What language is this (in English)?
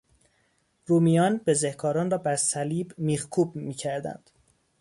Persian